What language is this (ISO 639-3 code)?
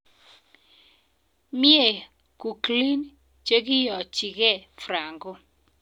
kln